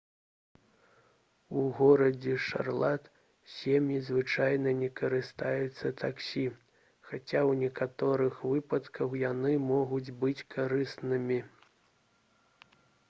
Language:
Belarusian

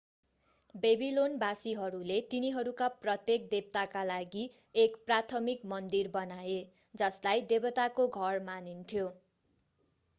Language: Nepali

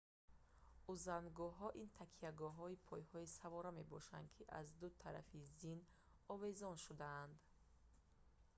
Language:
Tajik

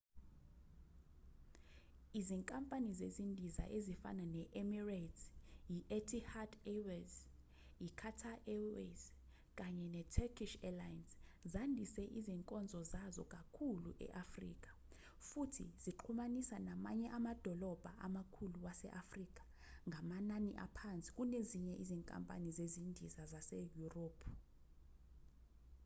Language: Zulu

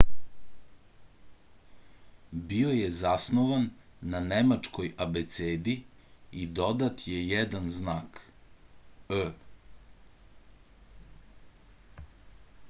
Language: Serbian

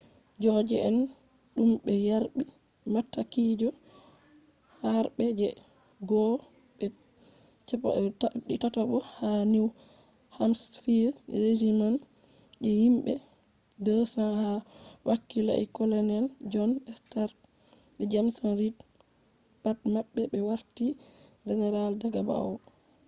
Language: Fula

